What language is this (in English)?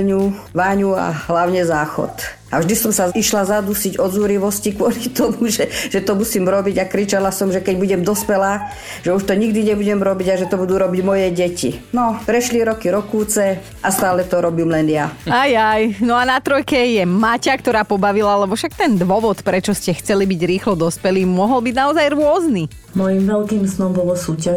Slovak